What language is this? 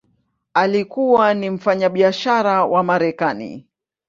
Swahili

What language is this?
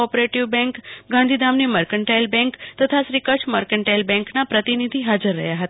Gujarati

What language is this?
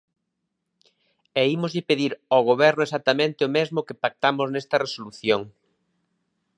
Galician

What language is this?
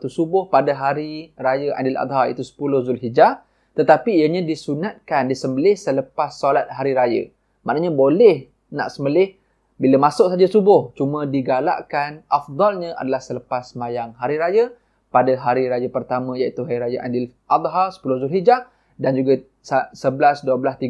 Malay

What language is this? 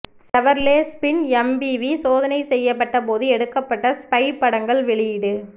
Tamil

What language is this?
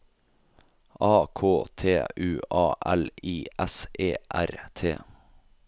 Norwegian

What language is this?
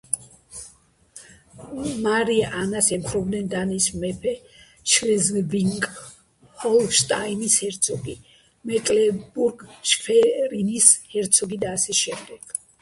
Georgian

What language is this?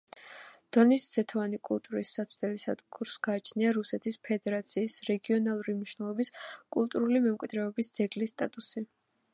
Georgian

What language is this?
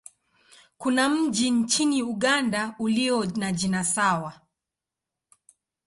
Swahili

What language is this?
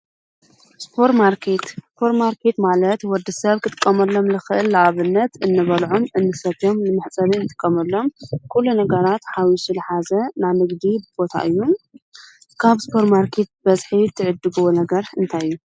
Tigrinya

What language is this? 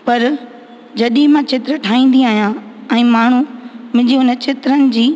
Sindhi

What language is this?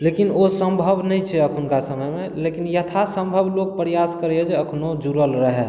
Maithili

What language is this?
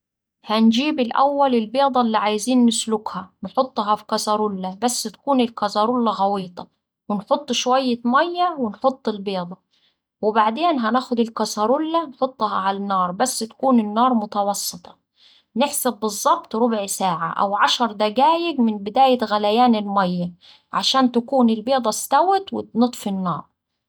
Saidi Arabic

